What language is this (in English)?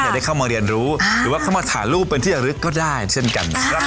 Thai